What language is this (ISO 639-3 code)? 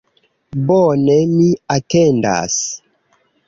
epo